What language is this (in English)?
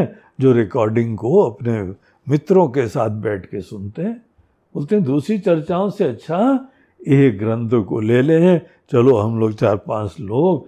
Hindi